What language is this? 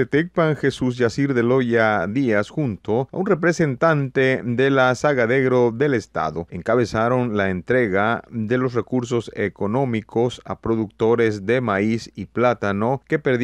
Spanish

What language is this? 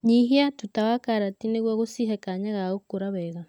Kikuyu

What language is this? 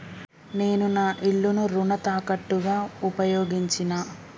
Telugu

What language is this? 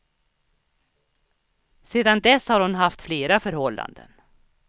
Swedish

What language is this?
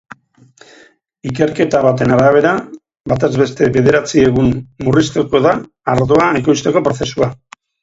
Basque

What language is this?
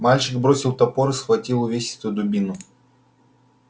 Russian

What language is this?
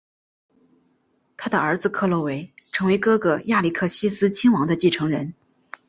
Chinese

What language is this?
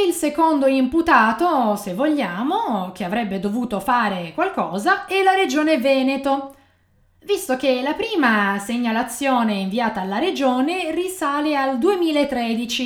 Italian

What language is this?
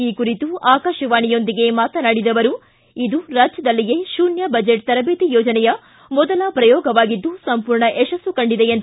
Kannada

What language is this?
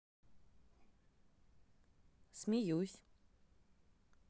Russian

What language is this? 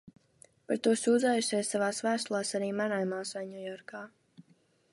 Latvian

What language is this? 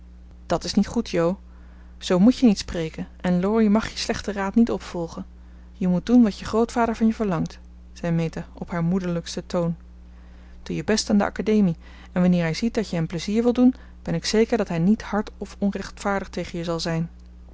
Dutch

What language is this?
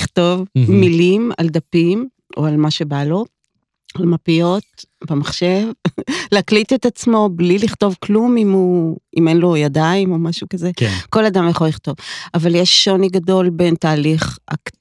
Hebrew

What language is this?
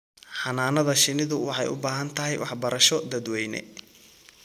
Somali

